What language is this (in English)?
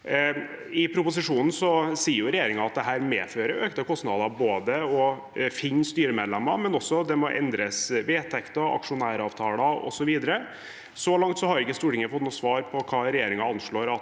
Norwegian